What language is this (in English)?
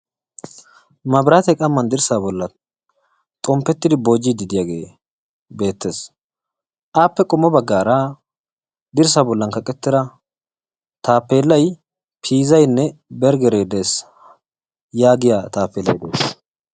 Wolaytta